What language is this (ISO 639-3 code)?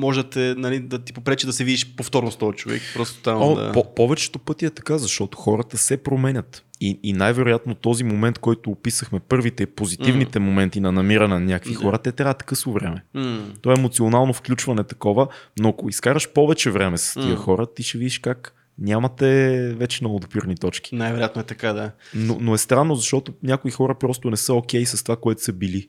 bul